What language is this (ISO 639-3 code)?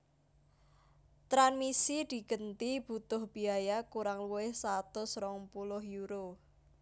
jav